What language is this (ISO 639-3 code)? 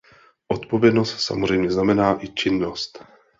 ces